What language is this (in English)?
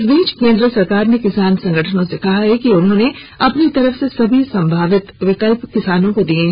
Hindi